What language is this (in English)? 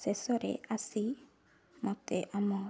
Odia